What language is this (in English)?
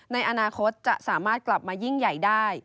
Thai